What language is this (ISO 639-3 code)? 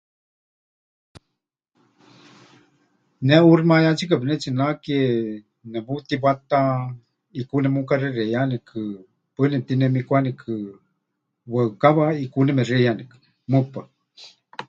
hch